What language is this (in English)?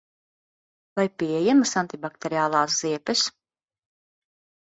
Latvian